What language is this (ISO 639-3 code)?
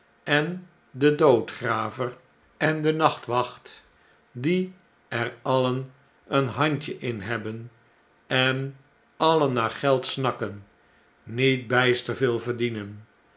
nld